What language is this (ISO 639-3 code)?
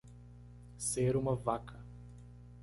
por